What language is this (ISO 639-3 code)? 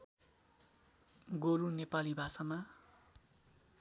nep